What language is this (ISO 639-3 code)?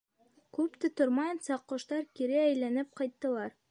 bak